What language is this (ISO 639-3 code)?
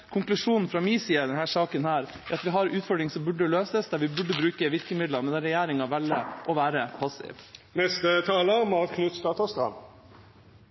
nob